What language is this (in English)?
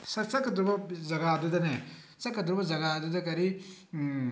Manipuri